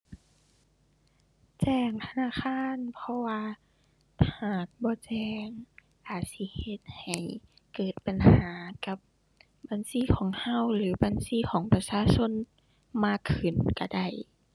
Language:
Thai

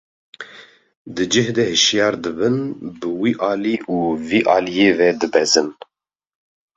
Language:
Kurdish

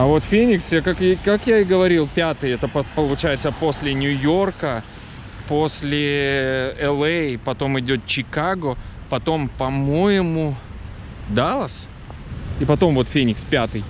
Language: Russian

